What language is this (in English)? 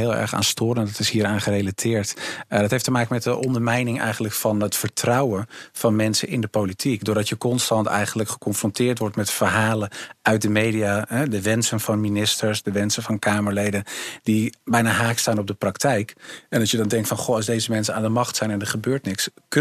Dutch